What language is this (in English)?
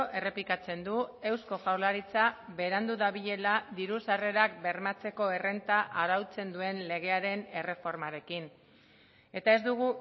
Basque